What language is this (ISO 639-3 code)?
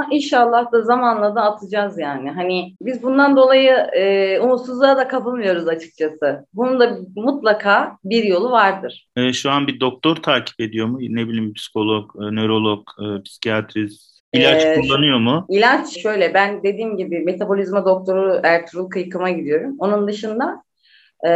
tur